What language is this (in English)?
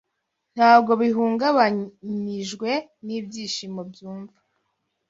Kinyarwanda